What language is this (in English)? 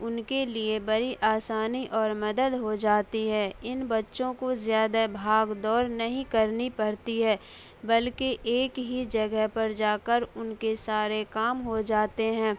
Urdu